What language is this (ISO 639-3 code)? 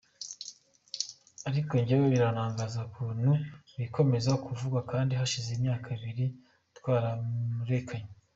kin